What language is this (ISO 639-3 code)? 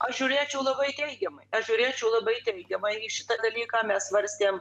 lit